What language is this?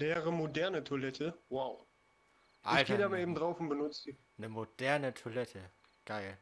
German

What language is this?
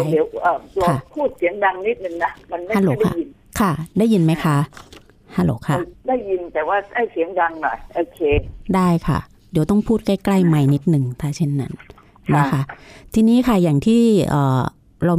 Thai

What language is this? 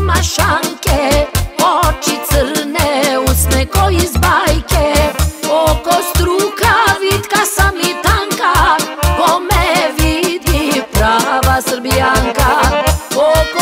Ukrainian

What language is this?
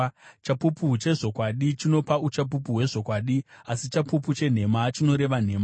Shona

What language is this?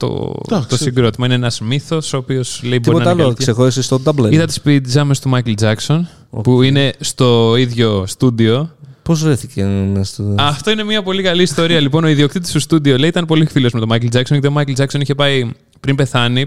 Greek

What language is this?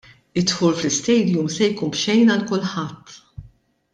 Maltese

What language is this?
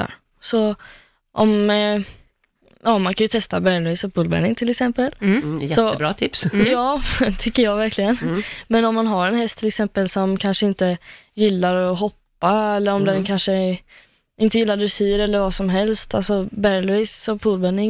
Swedish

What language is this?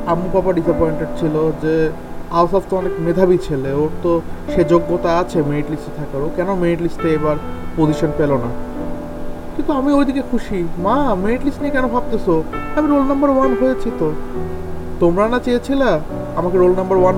Bangla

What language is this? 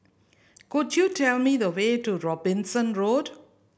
English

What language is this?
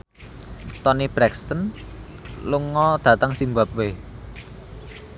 Javanese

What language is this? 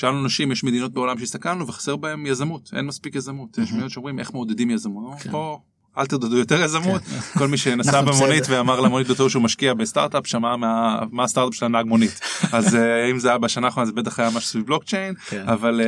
Hebrew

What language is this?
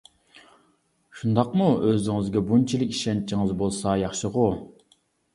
Uyghur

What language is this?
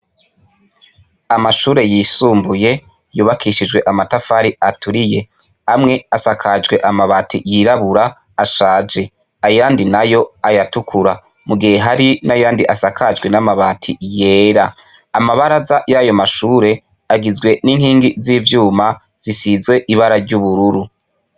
Rundi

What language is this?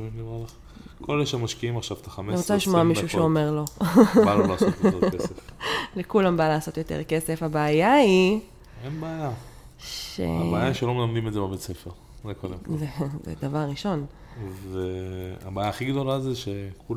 Hebrew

